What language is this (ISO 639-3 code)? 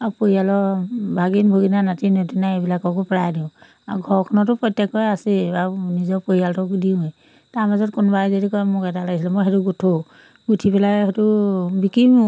asm